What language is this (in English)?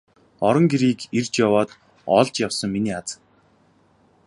Mongolian